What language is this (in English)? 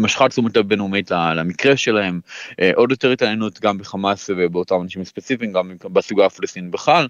Hebrew